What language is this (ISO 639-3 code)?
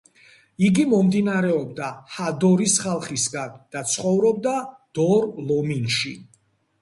kat